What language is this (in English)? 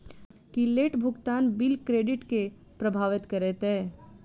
Maithili